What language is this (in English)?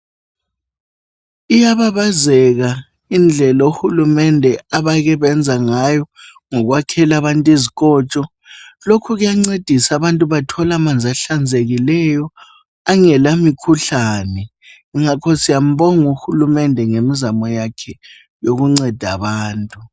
North Ndebele